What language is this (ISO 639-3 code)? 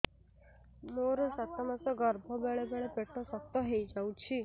ori